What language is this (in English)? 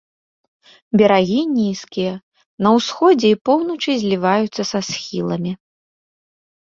Belarusian